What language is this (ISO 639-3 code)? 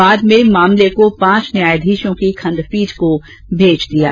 hin